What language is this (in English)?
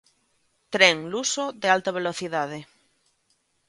Galician